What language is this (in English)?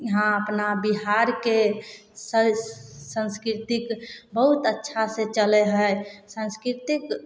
Maithili